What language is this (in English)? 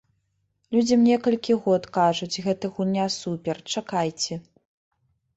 Belarusian